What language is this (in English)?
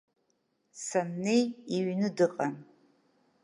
Abkhazian